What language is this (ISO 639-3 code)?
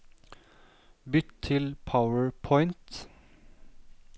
nor